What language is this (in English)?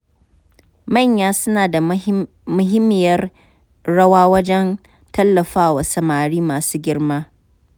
Hausa